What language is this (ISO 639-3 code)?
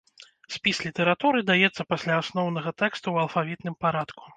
bel